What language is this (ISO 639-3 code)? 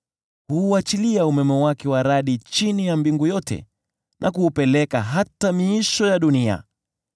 swa